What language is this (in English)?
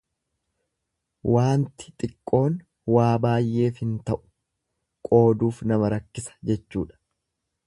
Oromo